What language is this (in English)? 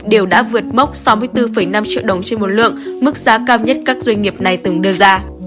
Vietnamese